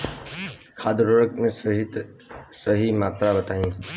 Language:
Bhojpuri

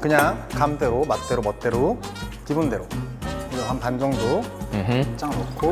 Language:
Korean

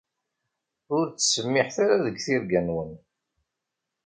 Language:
Kabyle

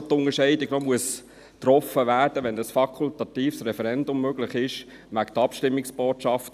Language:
Swiss German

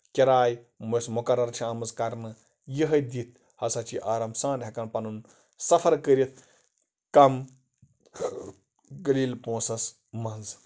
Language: Kashmiri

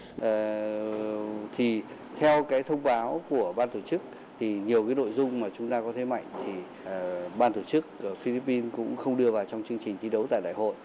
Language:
Vietnamese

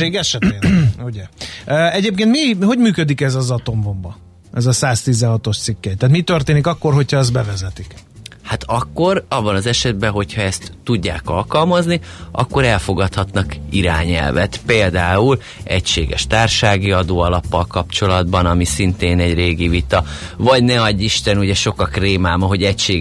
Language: Hungarian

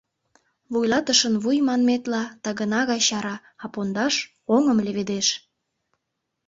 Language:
Mari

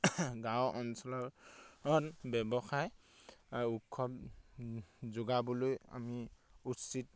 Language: Assamese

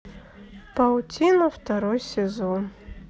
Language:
Russian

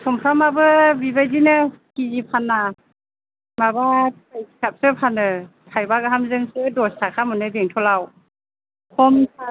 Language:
Bodo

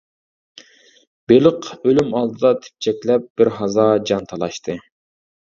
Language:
Uyghur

